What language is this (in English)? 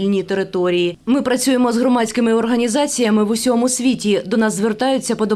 Ukrainian